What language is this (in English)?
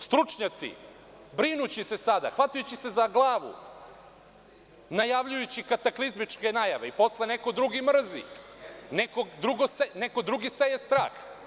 Serbian